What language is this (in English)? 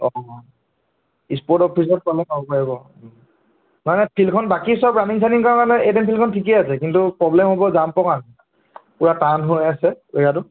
Assamese